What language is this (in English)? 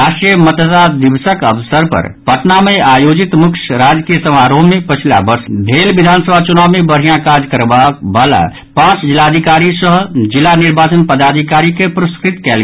Maithili